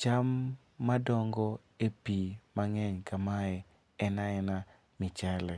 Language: Luo (Kenya and Tanzania)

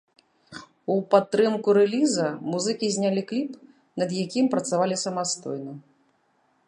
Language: Belarusian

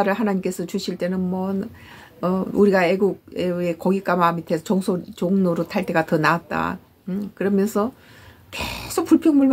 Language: Korean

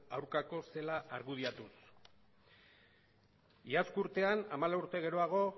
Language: Basque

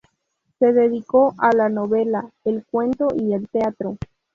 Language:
Spanish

